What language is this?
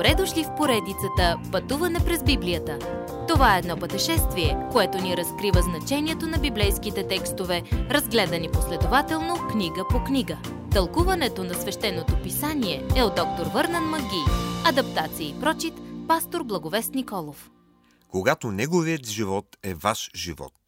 Bulgarian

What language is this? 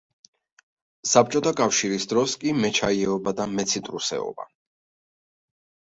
Georgian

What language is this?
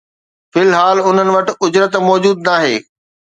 Sindhi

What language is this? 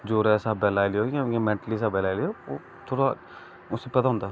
Dogri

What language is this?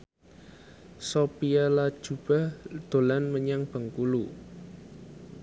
Javanese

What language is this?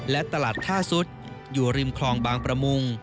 Thai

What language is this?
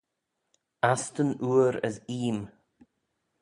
Manx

